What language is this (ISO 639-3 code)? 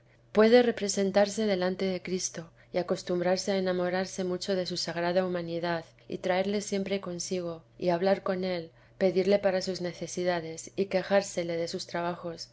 spa